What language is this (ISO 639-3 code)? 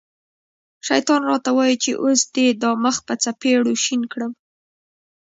pus